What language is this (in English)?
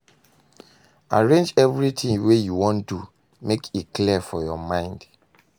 Nigerian Pidgin